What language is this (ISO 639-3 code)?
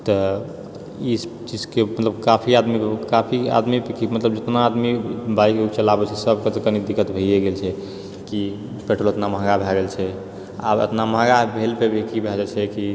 mai